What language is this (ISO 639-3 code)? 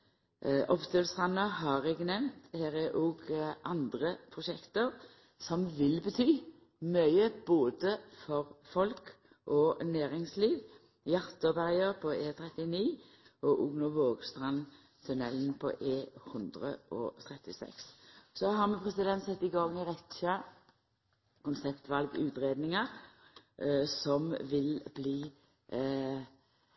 nno